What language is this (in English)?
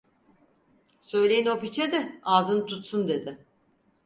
Turkish